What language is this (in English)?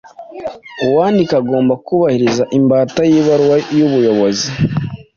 Kinyarwanda